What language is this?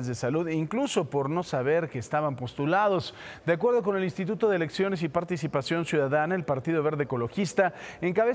Spanish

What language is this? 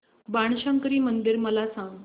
Marathi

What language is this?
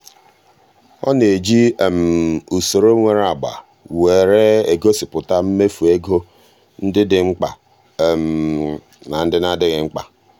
Igbo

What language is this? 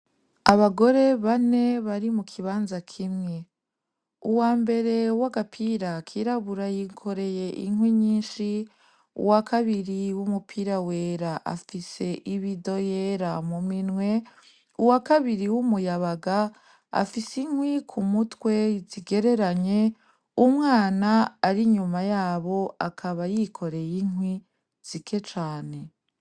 Rundi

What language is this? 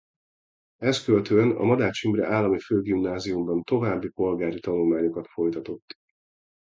Hungarian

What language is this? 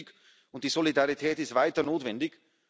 German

